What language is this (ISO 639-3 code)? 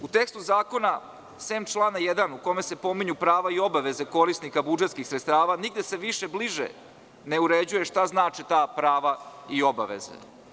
srp